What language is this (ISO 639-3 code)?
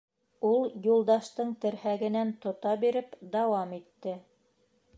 bak